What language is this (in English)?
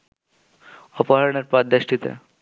Bangla